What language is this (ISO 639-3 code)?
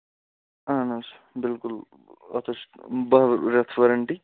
kas